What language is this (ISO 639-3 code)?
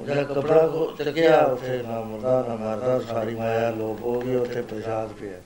pan